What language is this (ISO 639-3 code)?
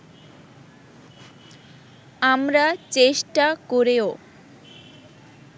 ben